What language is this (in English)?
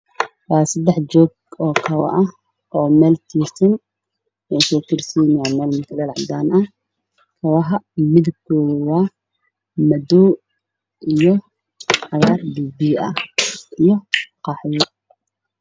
Somali